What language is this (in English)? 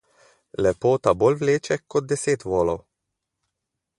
Slovenian